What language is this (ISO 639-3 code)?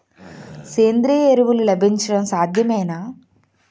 tel